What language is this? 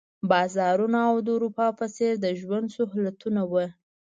Pashto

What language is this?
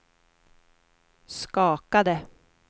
Swedish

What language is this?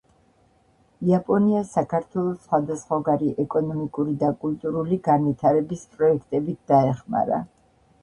Georgian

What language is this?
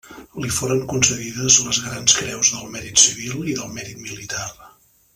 Catalan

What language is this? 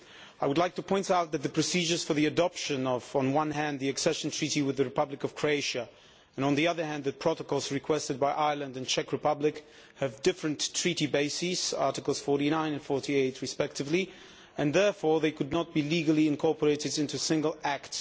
English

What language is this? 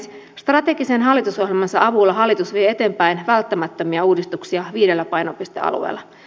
Finnish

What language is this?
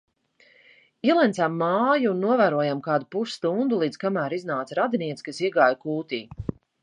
Latvian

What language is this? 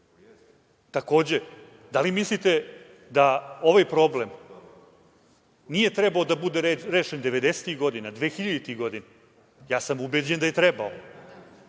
Serbian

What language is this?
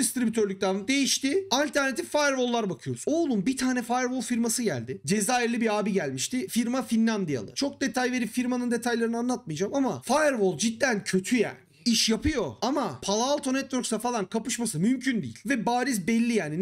Turkish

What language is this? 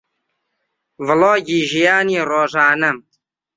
Central Kurdish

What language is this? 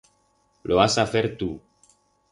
Aragonese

